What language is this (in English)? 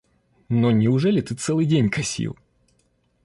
Russian